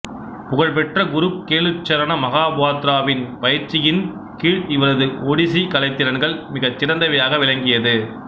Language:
Tamil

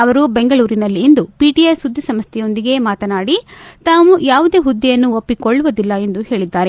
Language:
Kannada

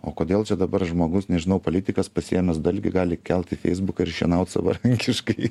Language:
Lithuanian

